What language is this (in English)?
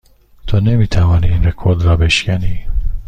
Persian